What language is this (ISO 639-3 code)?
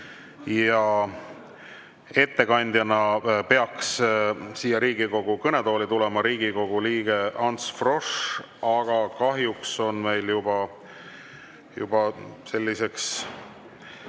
est